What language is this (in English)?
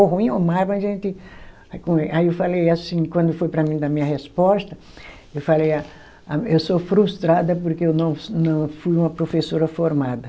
Portuguese